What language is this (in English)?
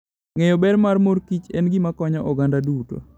Luo (Kenya and Tanzania)